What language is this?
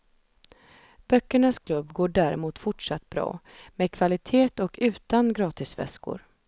Swedish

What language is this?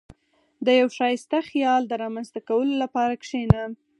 Pashto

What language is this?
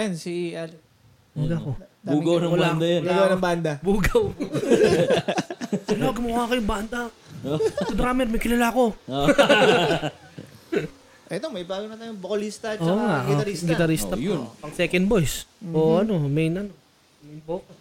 Filipino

